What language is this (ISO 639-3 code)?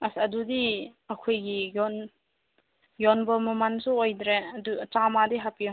mni